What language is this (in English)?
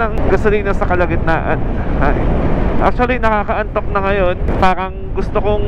Filipino